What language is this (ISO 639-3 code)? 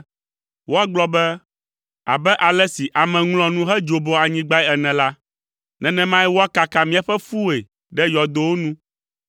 ewe